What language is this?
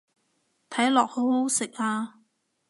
Cantonese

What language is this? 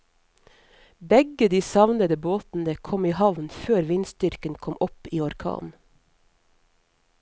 Norwegian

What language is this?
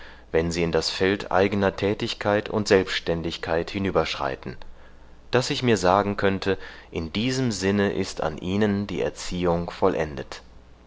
German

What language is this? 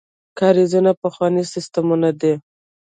Pashto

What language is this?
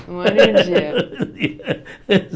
Portuguese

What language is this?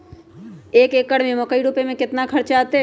Magahi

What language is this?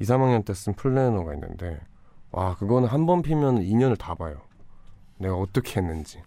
Korean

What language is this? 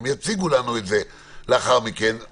Hebrew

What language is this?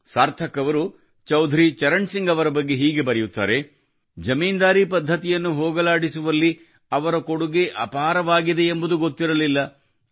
Kannada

